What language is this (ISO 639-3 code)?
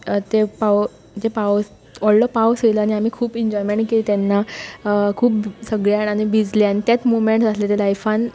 kok